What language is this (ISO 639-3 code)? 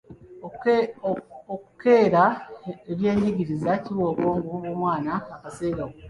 lug